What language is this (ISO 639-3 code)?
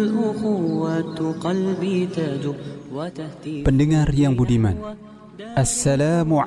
ind